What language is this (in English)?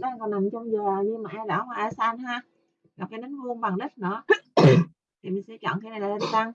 Vietnamese